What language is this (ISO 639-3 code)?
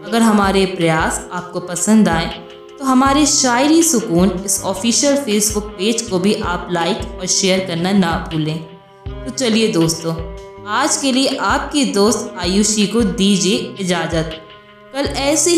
hin